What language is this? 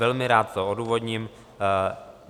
Czech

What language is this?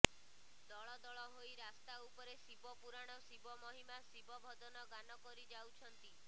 Odia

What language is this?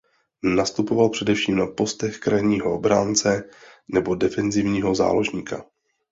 Czech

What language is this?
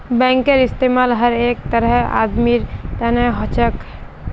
Magahi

